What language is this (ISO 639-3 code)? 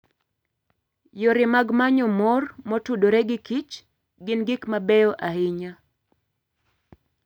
luo